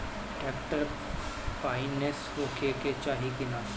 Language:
Bhojpuri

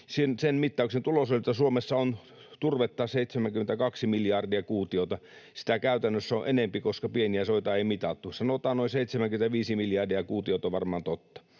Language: Finnish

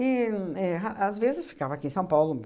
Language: Portuguese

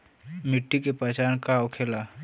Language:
Bhojpuri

